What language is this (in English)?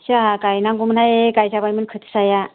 Bodo